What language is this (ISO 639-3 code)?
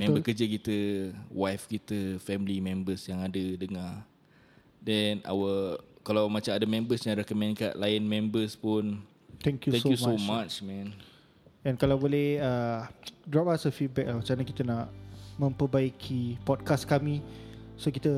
msa